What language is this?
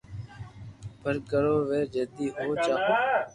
Loarki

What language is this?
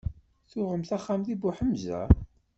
Kabyle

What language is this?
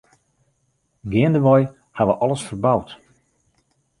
Western Frisian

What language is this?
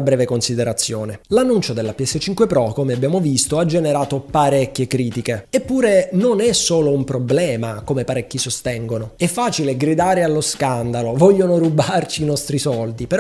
Italian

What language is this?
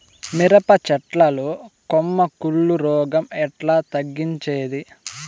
Telugu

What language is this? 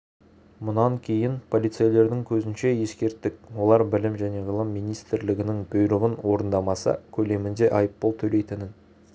Kazakh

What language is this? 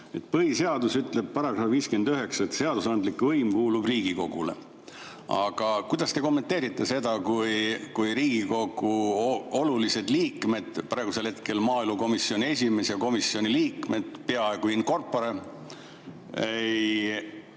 Estonian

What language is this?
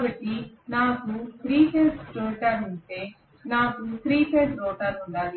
Telugu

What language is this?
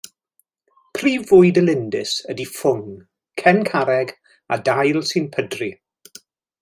Welsh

